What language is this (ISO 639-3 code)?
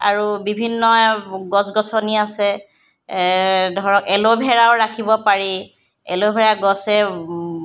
asm